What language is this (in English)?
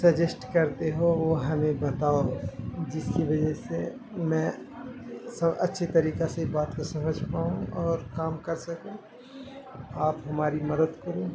Urdu